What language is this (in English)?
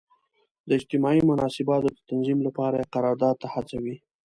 Pashto